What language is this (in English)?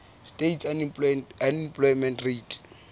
Southern Sotho